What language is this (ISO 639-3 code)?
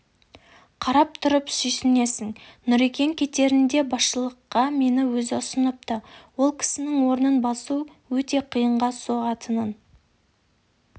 kaz